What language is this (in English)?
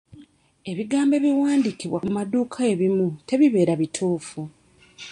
Ganda